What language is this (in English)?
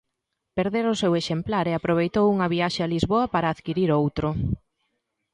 Galician